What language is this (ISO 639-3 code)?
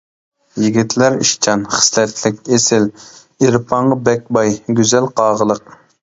uig